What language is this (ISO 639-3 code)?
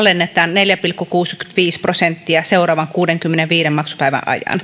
fin